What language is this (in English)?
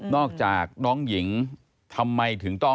Thai